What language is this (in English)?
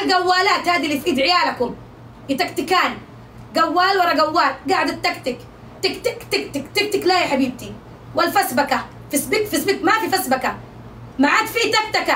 Arabic